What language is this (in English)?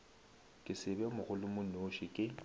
Northern Sotho